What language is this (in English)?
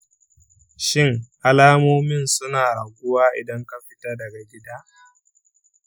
Hausa